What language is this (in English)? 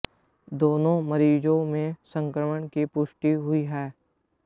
Hindi